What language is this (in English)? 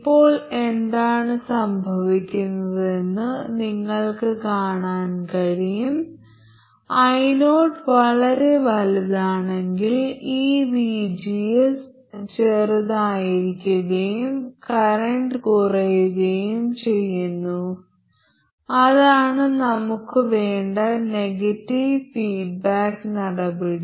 Malayalam